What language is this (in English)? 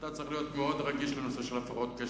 Hebrew